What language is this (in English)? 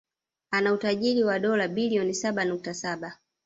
Swahili